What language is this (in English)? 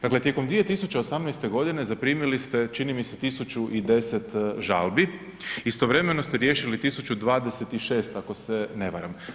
Croatian